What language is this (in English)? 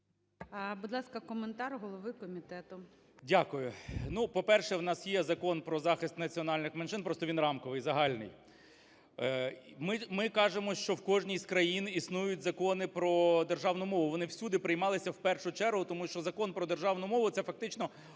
Ukrainian